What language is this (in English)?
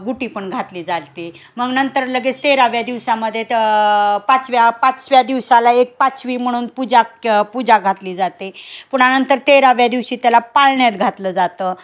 Marathi